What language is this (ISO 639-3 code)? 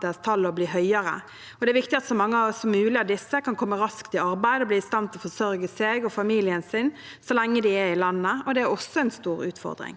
nor